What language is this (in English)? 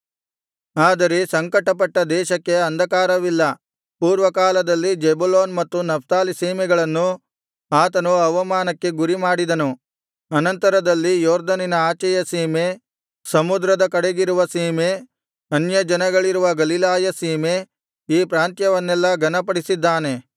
Kannada